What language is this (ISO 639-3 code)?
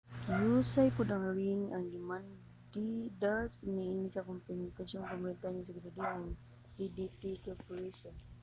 ceb